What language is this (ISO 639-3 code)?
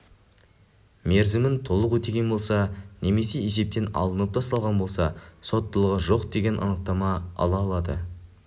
kaz